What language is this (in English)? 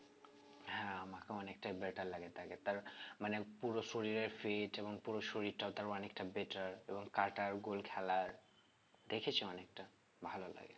Bangla